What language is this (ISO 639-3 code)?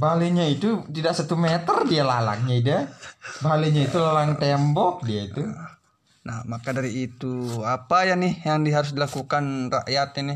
ind